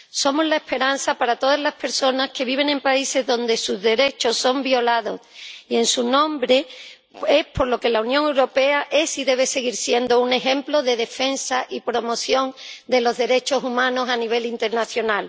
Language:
Spanish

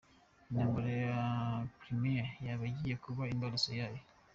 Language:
Kinyarwanda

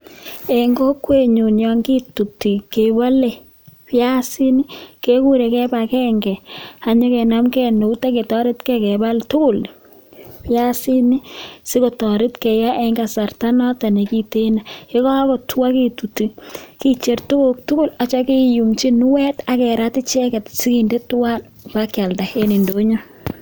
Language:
Kalenjin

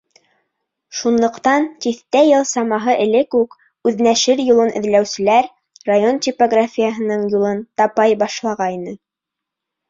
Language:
Bashkir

